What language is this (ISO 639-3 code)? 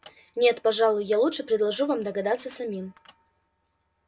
rus